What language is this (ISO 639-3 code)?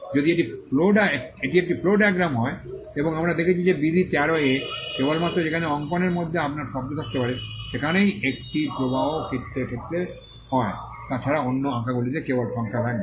ben